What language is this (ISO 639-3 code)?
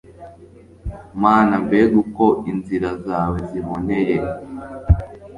kin